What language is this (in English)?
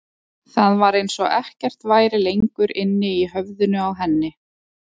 Icelandic